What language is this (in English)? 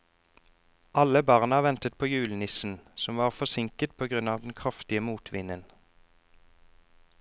Norwegian